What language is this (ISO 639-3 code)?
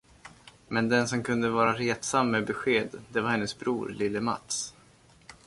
swe